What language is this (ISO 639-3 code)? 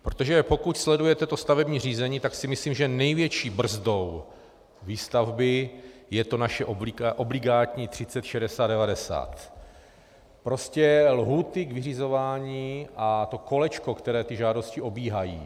ces